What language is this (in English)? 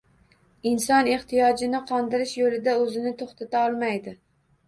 Uzbek